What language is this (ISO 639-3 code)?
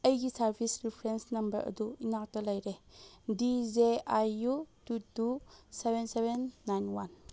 mni